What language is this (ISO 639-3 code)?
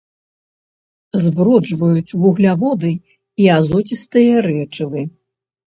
bel